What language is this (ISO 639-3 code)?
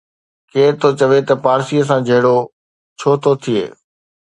snd